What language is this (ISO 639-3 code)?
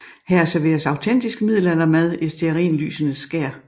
dan